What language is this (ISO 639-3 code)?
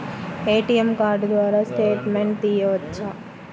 tel